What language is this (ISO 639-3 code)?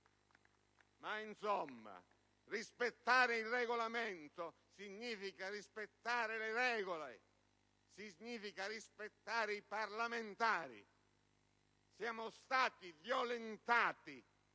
ita